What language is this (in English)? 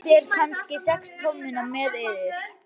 Icelandic